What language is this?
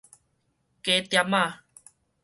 Min Nan Chinese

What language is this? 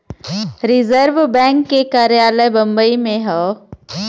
Bhojpuri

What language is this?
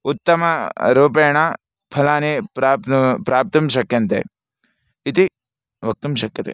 Sanskrit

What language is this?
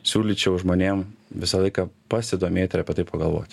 Lithuanian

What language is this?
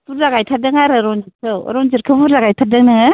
Bodo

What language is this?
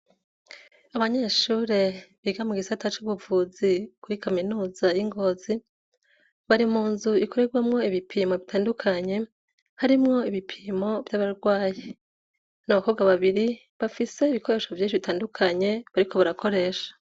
Rundi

